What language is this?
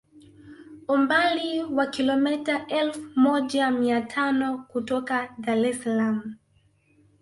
Swahili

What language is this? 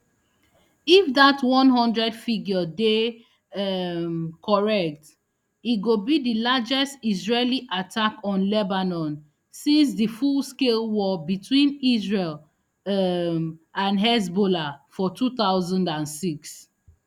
Nigerian Pidgin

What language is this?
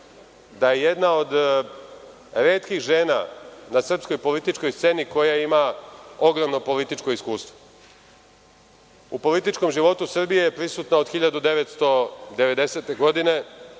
Serbian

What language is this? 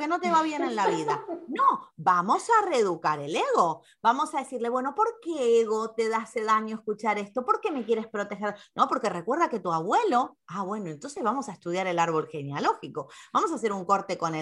Spanish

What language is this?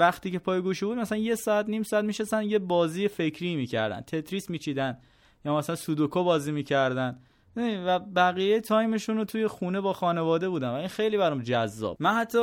Persian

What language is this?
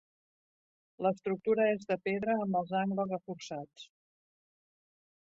Catalan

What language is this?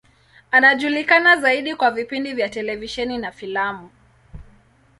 Swahili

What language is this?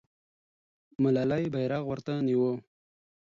Pashto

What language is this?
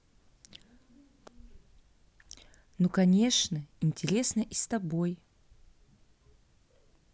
Russian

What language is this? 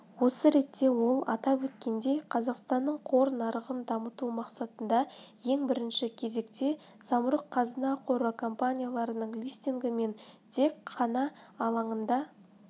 Kazakh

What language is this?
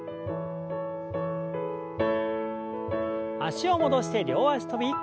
Japanese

